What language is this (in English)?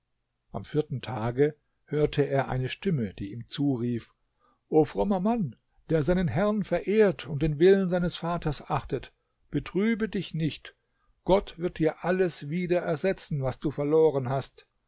German